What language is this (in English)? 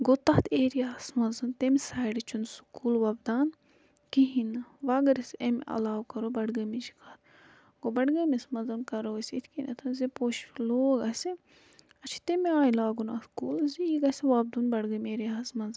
Kashmiri